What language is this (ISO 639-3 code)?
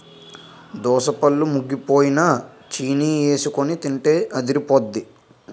tel